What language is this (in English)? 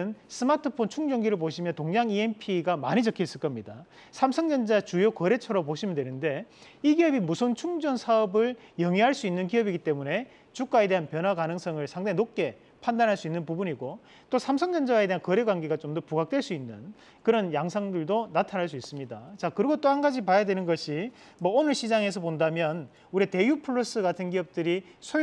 Korean